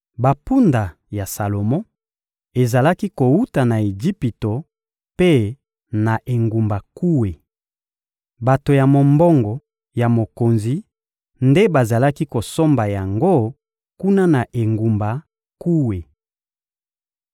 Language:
Lingala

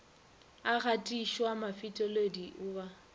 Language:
Northern Sotho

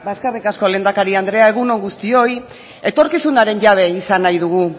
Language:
Basque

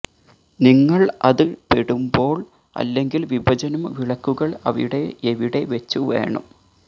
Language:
Malayalam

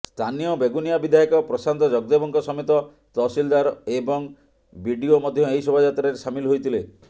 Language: Odia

